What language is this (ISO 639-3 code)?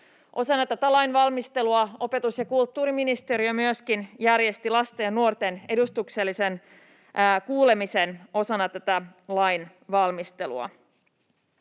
fin